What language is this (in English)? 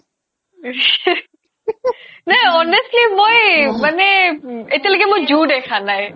Assamese